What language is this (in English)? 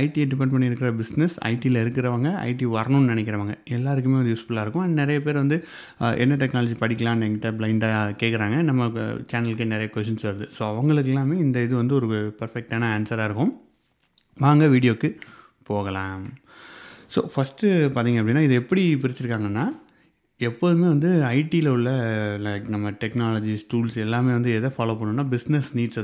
Tamil